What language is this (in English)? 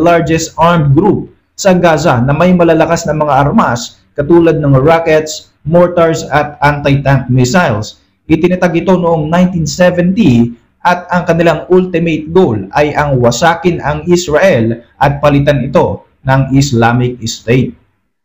Filipino